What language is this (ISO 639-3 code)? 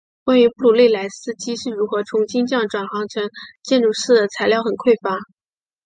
zho